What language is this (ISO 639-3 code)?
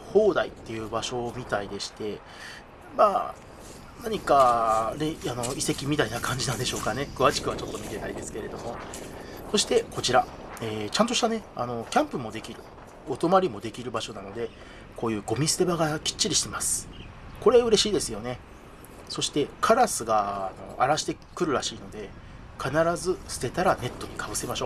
jpn